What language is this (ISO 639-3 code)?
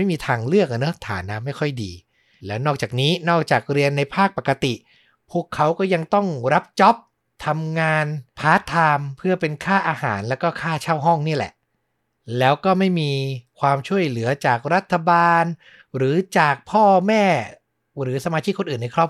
tha